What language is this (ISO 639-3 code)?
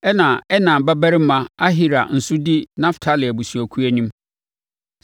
aka